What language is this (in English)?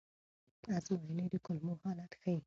Pashto